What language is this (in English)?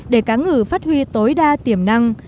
Vietnamese